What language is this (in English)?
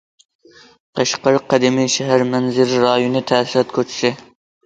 Uyghur